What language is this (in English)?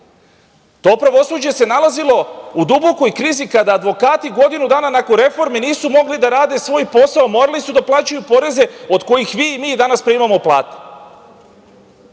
Serbian